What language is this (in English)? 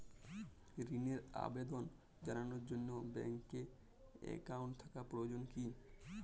Bangla